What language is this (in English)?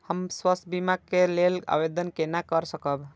Maithili